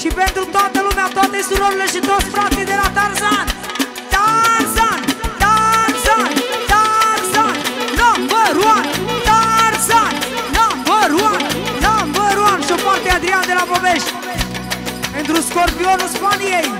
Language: Romanian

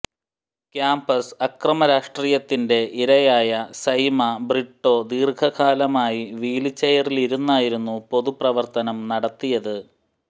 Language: Malayalam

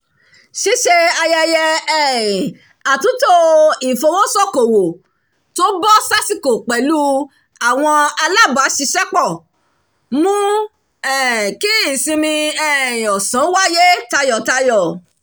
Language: Yoruba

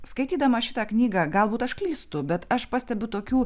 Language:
Lithuanian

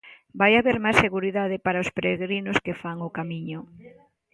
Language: Galician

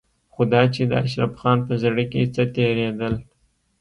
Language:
Pashto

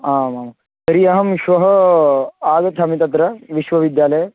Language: Sanskrit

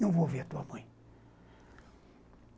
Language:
Portuguese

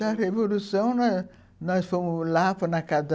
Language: Portuguese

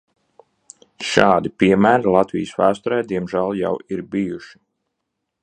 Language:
Latvian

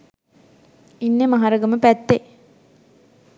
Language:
Sinhala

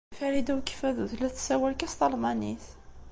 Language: Kabyle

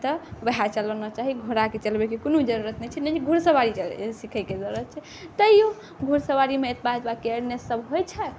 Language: Maithili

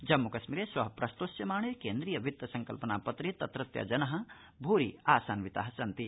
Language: Sanskrit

